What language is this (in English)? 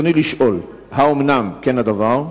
Hebrew